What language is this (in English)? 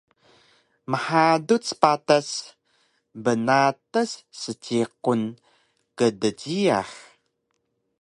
Taroko